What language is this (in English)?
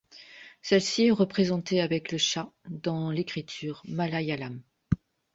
French